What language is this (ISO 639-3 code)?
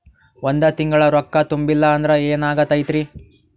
kan